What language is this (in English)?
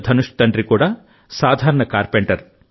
Telugu